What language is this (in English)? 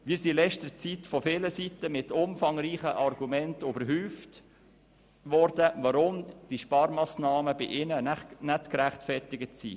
Swiss German